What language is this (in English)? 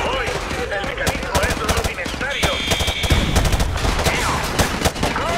Spanish